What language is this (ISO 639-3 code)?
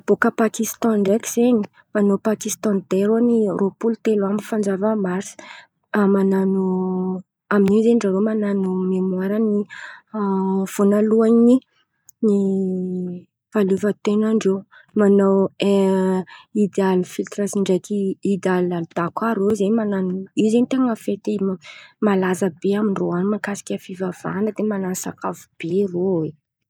xmv